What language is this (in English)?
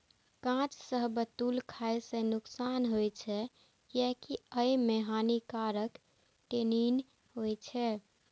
Maithili